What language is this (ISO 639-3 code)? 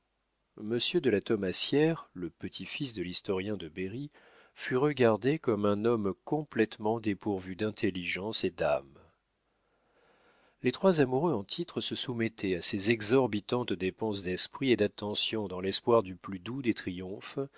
fra